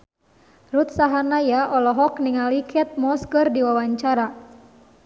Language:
Sundanese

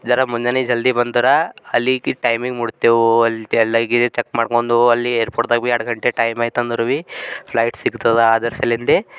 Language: Kannada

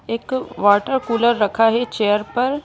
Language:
Hindi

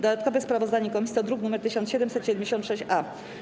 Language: Polish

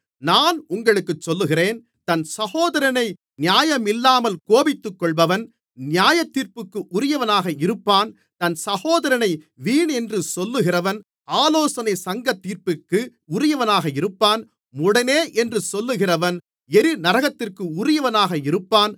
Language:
Tamil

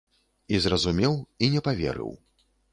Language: Belarusian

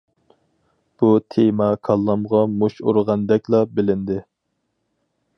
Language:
Uyghur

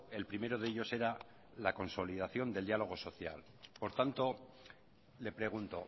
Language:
Spanish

